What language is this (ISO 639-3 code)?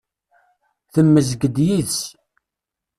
kab